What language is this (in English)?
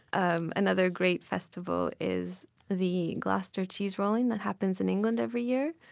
English